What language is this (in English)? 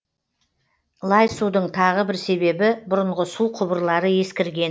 Kazakh